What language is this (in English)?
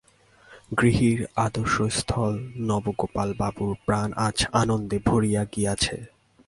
Bangla